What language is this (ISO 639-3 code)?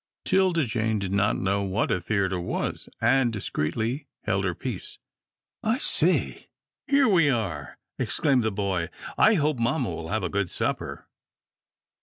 eng